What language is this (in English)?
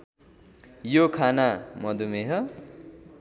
Nepali